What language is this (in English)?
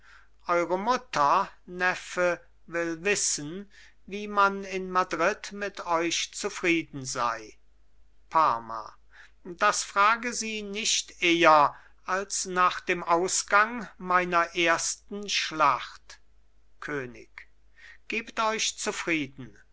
German